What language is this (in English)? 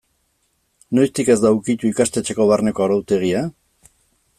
Basque